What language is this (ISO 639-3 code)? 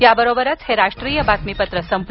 mar